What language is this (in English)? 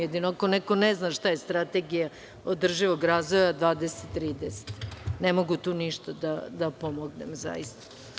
Serbian